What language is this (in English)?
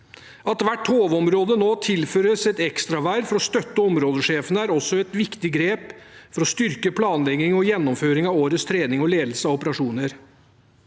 Norwegian